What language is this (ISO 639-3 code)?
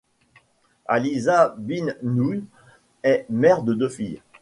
fra